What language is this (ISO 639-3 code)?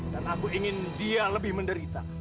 ind